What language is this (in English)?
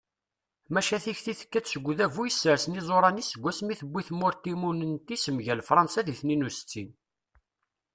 Kabyle